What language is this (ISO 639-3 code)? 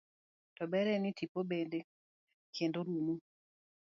luo